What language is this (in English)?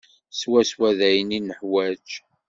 Kabyle